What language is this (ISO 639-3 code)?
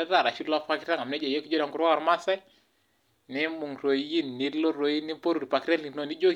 mas